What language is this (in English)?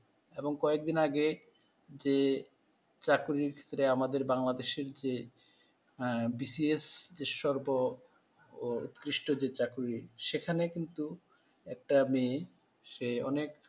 Bangla